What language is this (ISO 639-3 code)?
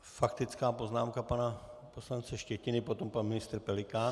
ces